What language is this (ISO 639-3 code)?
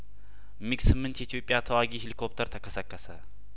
amh